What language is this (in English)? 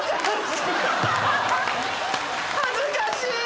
Japanese